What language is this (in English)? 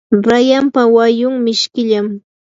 Yanahuanca Pasco Quechua